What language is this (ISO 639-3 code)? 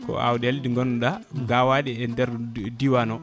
ful